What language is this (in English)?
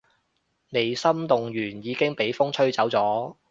Cantonese